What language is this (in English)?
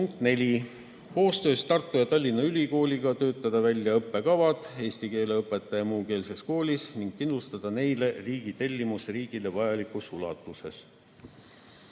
Estonian